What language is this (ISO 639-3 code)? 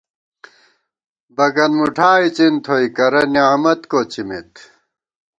gwt